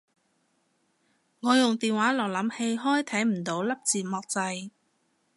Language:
Cantonese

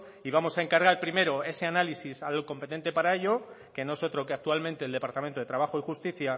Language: Spanish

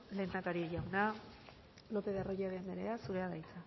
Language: Basque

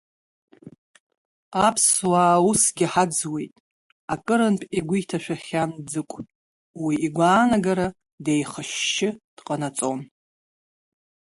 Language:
Abkhazian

